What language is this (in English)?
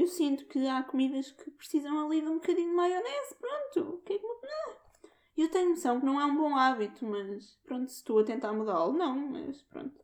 Portuguese